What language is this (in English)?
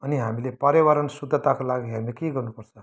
Nepali